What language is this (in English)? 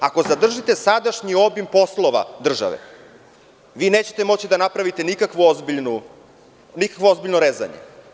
Serbian